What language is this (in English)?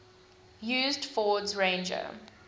English